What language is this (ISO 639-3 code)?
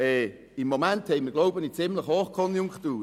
gsw